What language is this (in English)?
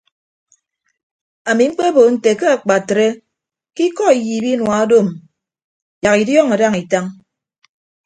Ibibio